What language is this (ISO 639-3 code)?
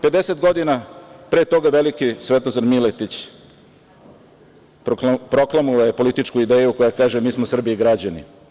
srp